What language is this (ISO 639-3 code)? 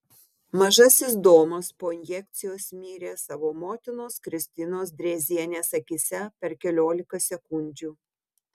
lit